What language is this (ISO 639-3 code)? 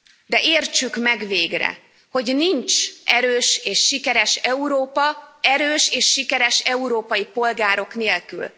hun